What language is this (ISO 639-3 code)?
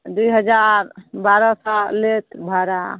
mai